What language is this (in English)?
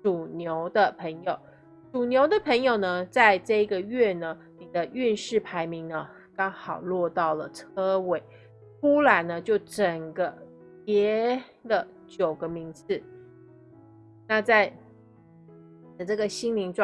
Chinese